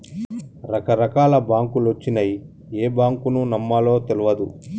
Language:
Telugu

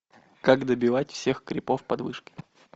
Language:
Russian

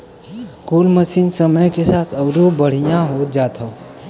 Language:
Bhojpuri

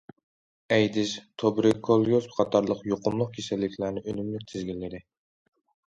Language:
Uyghur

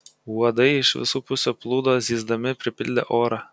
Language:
Lithuanian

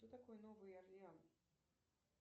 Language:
Russian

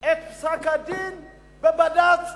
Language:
Hebrew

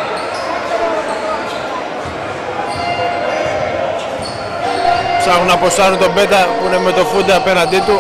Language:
Greek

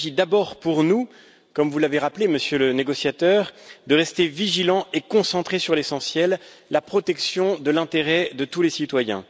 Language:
French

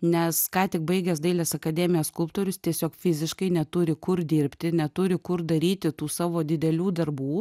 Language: Lithuanian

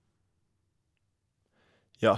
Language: Norwegian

